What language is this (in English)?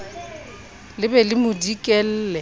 Southern Sotho